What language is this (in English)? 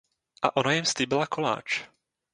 Czech